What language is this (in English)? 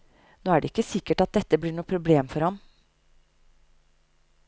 Norwegian